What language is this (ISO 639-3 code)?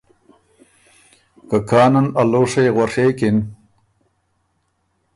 oru